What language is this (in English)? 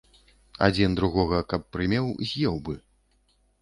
Belarusian